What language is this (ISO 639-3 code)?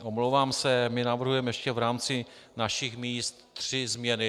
ces